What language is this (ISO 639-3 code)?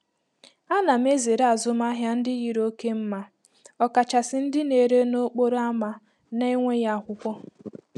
ibo